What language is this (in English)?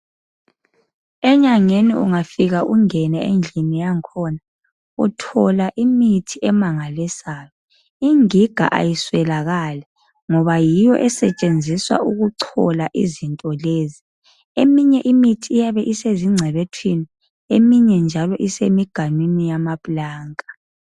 North Ndebele